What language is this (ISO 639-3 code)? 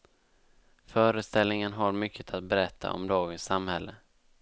swe